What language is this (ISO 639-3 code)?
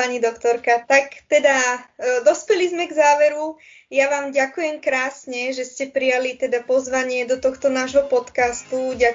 slk